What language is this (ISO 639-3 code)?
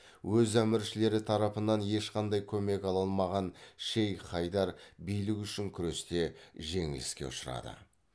kaz